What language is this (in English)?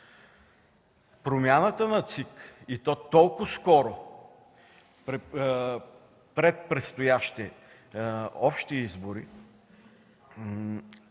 Bulgarian